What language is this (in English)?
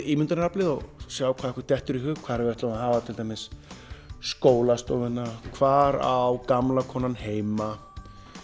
Icelandic